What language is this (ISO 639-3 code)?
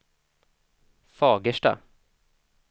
swe